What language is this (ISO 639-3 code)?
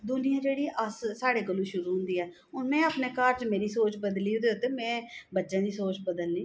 doi